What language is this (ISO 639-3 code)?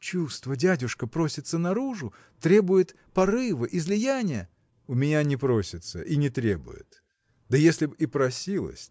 rus